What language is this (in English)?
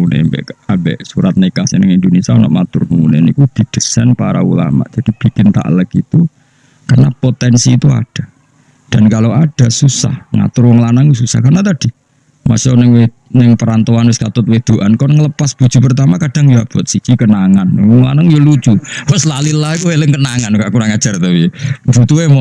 Indonesian